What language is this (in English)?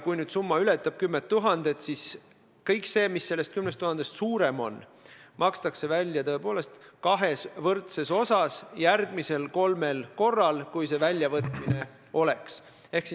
Estonian